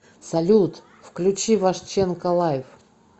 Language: Russian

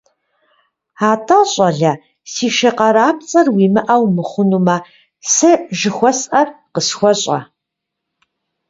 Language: Kabardian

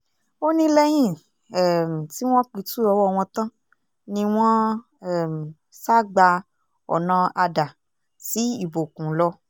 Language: Yoruba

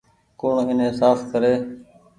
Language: Goaria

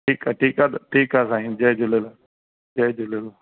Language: Sindhi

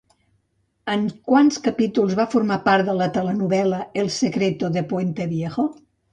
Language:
Catalan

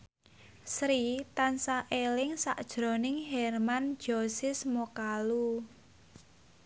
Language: Javanese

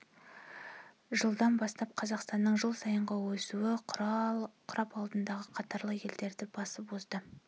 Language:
Kazakh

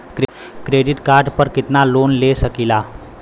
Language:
Bhojpuri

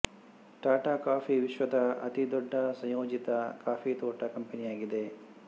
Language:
Kannada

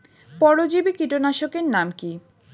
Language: Bangla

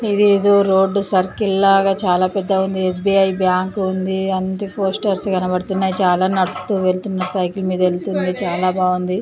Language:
Telugu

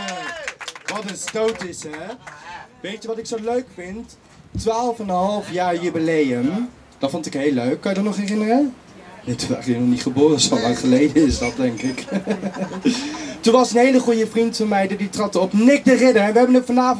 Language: Dutch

